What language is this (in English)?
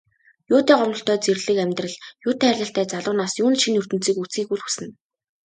Mongolian